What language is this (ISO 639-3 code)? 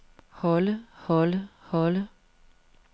dan